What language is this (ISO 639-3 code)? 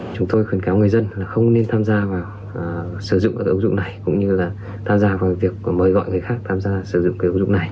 vie